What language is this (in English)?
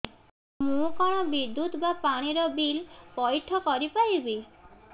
Odia